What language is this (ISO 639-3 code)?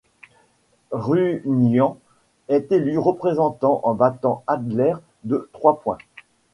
fra